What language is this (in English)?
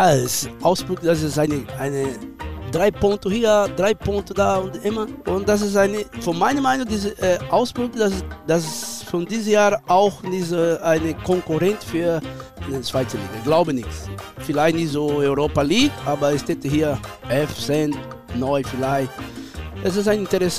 German